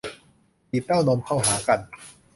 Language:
Thai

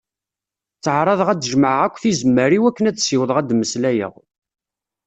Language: Kabyle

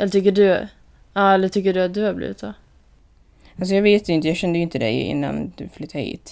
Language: Swedish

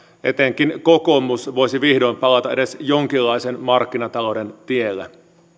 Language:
Finnish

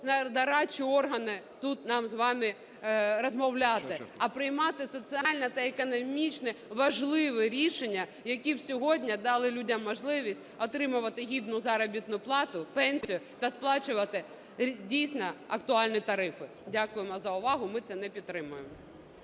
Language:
Ukrainian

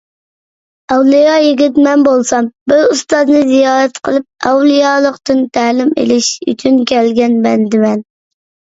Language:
Uyghur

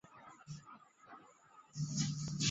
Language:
Chinese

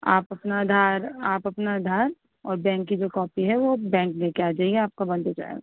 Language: Urdu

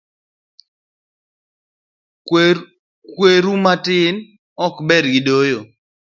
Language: Luo (Kenya and Tanzania)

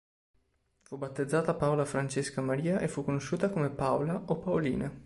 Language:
Italian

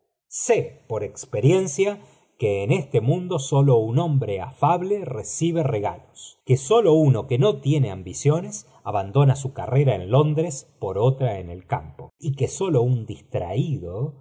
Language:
Spanish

